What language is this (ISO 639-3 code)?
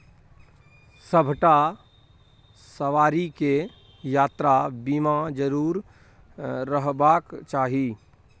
mai